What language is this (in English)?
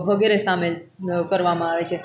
Gujarati